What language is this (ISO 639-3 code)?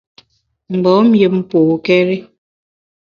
bax